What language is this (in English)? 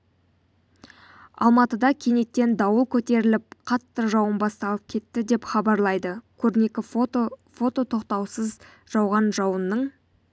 Kazakh